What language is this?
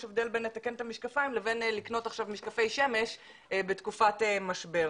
Hebrew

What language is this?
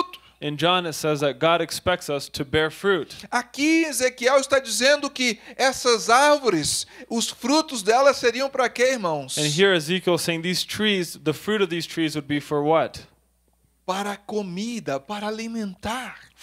Portuguese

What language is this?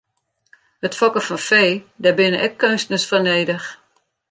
Western Frisian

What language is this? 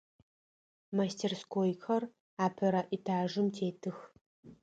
Adyghe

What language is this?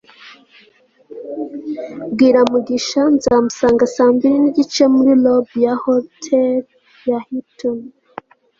Kinyarwanda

